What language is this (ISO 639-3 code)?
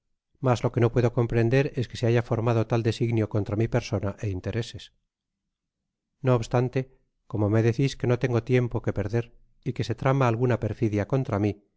spa